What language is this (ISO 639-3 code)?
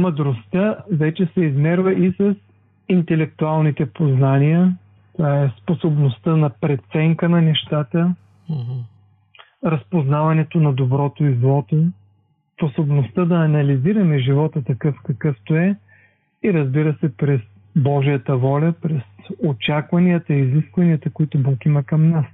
bul